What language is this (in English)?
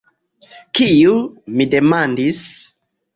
Esperanto